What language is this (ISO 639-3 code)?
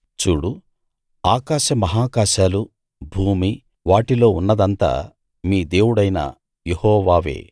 tel